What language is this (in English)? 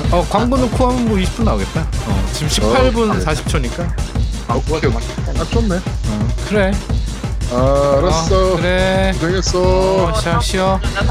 Korean